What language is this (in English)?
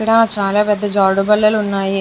Telugu